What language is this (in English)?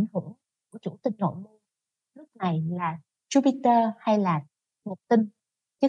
Vietnamese